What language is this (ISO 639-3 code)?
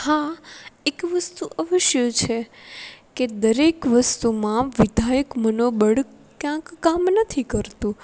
guj